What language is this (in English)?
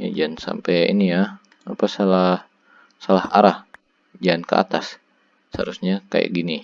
Indonesian